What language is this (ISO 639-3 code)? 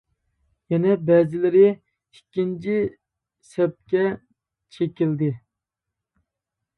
uig